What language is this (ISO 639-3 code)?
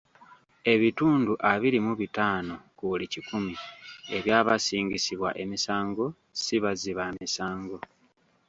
lug